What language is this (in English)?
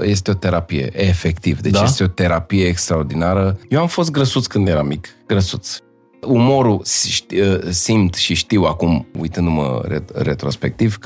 Romanian